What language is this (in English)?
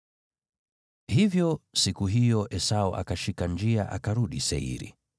Swahili